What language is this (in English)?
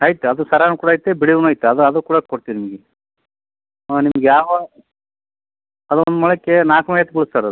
Kannada